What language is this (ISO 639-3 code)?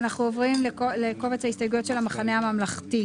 heb